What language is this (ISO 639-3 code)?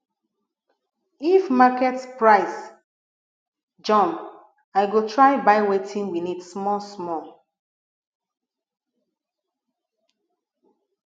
pcm